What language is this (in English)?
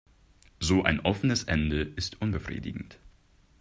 German